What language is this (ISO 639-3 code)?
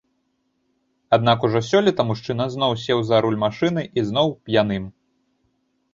bel